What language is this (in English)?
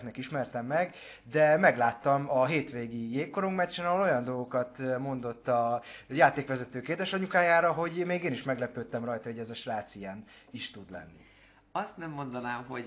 Hungarian